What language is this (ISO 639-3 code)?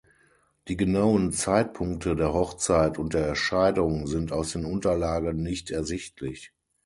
deu